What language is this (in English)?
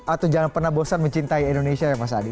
Indonesian